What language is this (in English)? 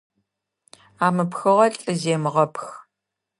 Adyghe